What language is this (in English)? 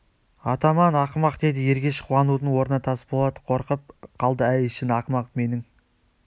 Kazakh